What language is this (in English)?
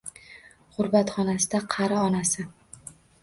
Uzbek